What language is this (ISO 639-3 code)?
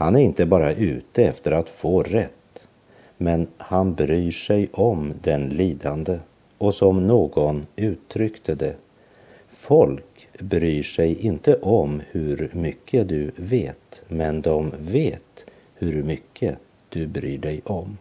swe